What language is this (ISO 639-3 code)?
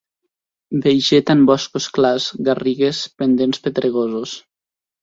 cat